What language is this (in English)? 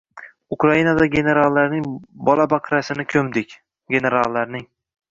Uzbek